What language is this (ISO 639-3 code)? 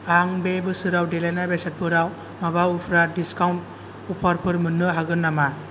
brx